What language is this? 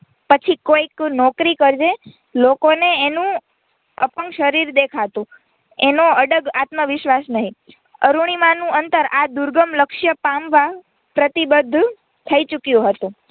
Gujarati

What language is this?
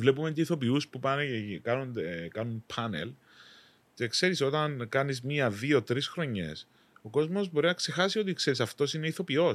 Greek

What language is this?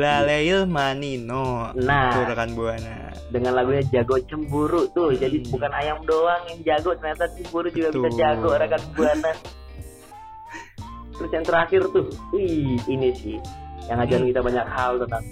Indonesian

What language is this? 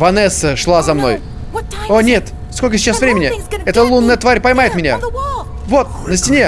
Russian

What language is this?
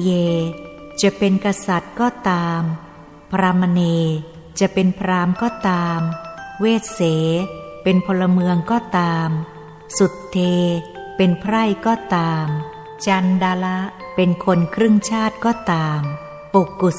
Thai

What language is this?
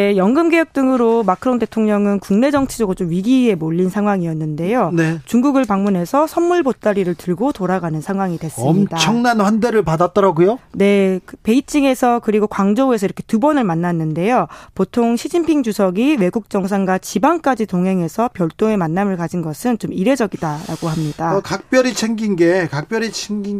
Korean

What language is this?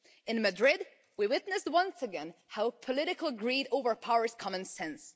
English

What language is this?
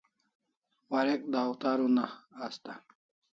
Kalasha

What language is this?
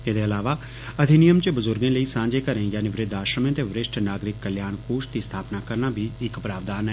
Dogri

